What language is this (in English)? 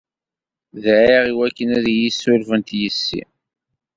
Kabyle